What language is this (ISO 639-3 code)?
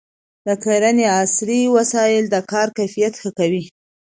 pus